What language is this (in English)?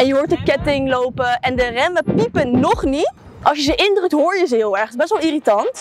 Dutch